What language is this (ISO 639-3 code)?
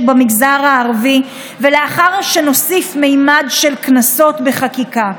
heb